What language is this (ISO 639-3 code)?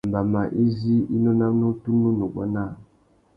bag